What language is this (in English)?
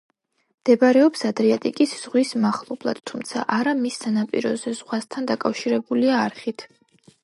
Georgian